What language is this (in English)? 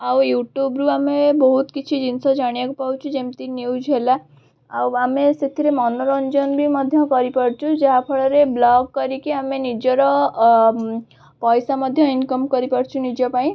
Odia